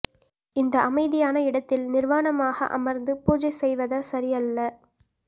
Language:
Tamil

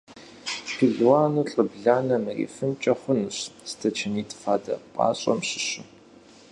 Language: Kabardian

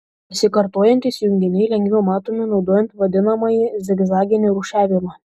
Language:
Lithuanian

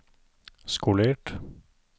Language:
Norwegian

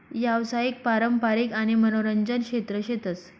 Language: Marathi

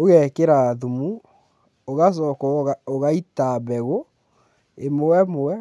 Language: Kikuyu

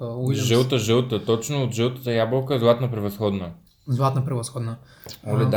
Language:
Bulgarian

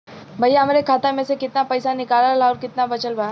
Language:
Bhojpuri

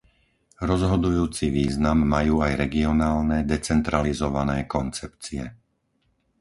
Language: Slovak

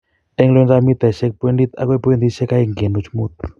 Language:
Kalenjin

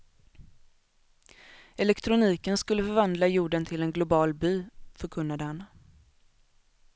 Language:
Swedish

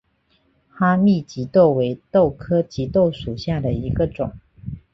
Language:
Chinese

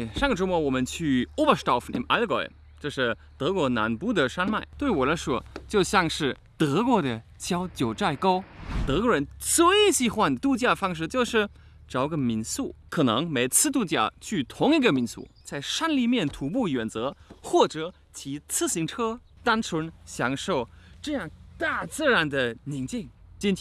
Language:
Chinese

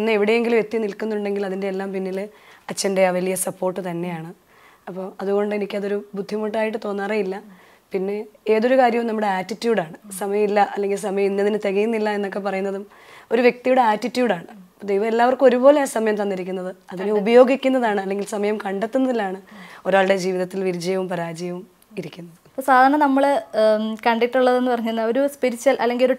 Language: Malayalam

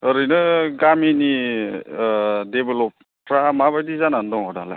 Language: Bodo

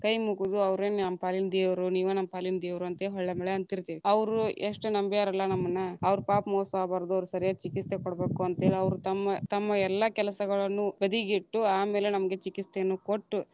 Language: Kannada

